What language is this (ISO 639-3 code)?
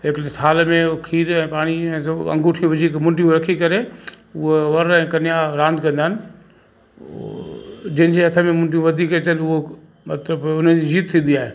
snd